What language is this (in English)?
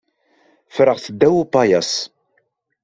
Kabyle